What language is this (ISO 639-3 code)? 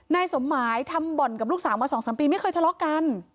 tha